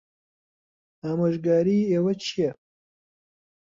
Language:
Central Kurdish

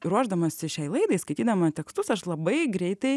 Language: Lithuanian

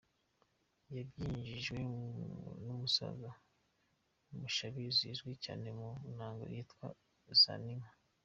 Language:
Kinyarwanda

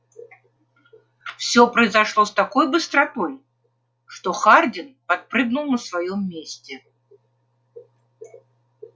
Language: Russian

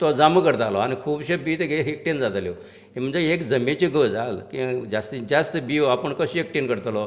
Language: Konkani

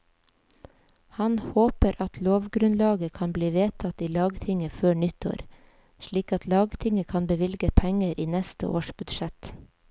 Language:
Norwegian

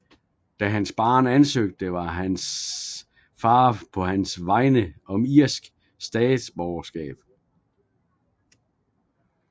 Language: Danish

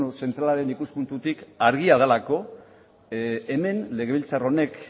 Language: Basque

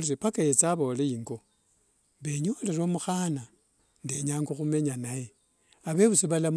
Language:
Wanga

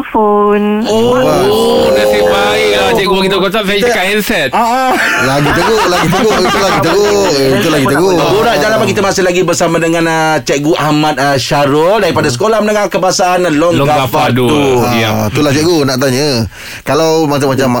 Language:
Malay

